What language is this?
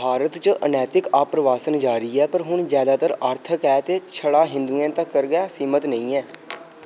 Dogri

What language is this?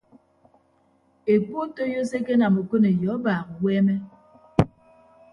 Ibibio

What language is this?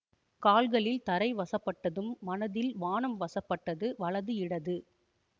Tamil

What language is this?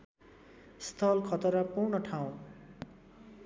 Nepali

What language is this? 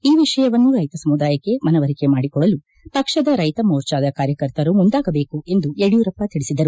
Kannada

